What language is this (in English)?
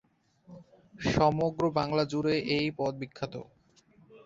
Bangla